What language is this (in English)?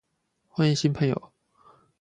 Chinese